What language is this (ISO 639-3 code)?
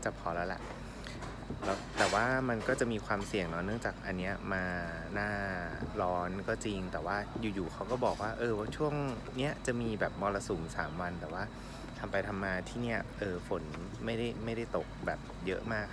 tha